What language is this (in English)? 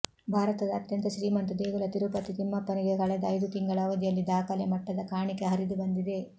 Kannada